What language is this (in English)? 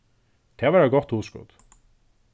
Faroese